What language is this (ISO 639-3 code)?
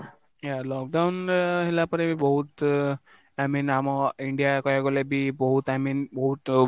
ori